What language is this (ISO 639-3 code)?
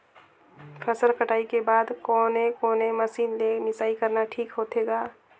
hne